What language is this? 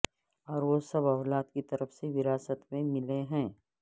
Urdu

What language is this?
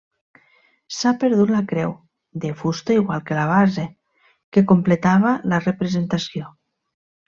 Catalan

